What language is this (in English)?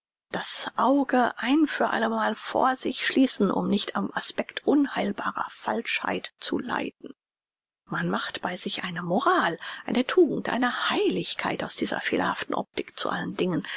German